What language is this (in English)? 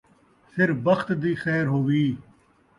Saraiki